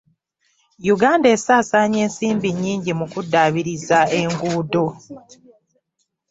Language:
Ganda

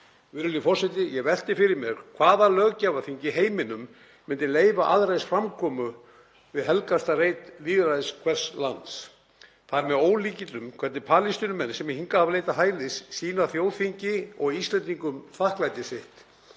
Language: Icelandic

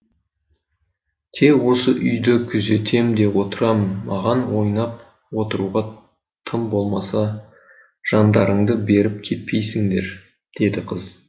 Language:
Kazakh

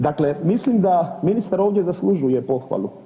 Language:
Croatian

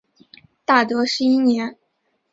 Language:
Chinese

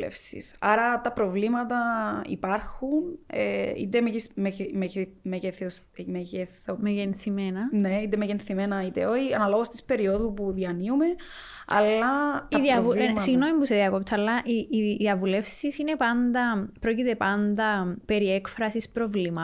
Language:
Greek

